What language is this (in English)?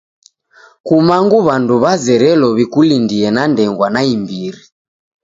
Taita